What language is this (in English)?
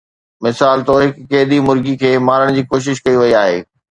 Sindhi